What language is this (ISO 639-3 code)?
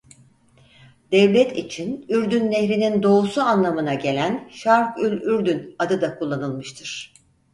tur